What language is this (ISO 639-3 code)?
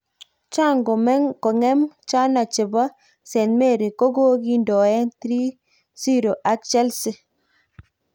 kln